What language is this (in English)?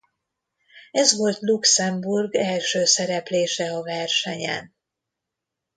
Hungarian